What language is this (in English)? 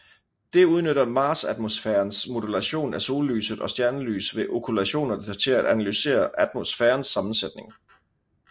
Danish